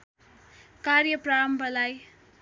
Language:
Nepali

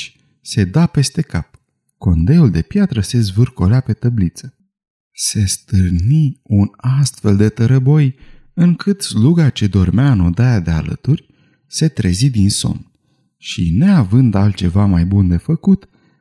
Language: Romanian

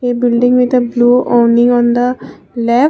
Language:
English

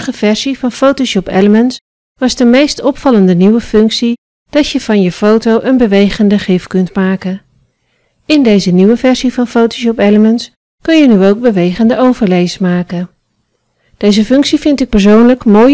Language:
Dutch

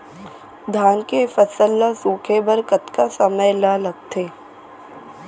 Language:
Chhattisgarhi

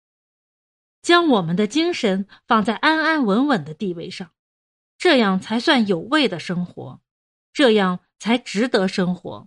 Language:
Chinese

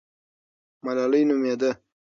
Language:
Pashto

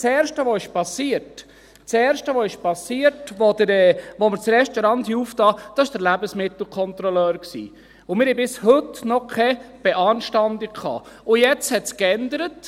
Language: Swiss German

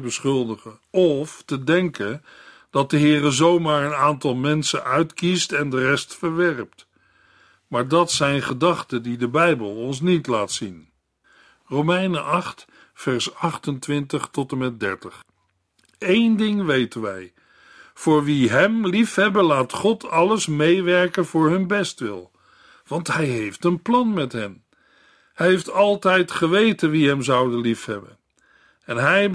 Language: Dutch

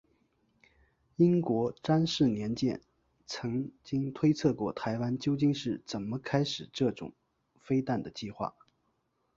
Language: Chinese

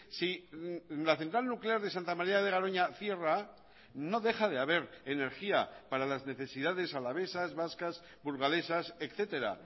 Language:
Spanish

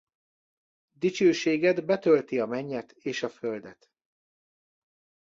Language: Hungarian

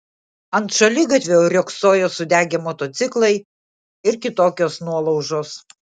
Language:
Lithuanian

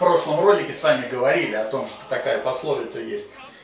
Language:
Russian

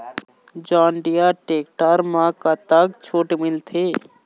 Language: Chhattisgarhi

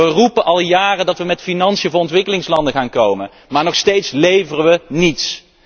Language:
Dutch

